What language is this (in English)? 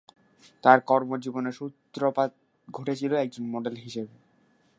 Bangla